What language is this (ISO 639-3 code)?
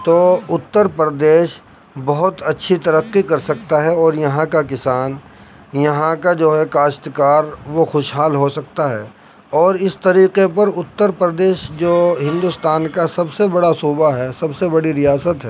urd